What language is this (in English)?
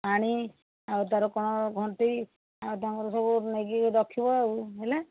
Odia